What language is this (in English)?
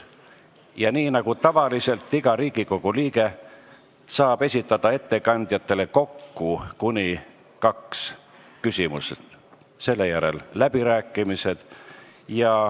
Estonian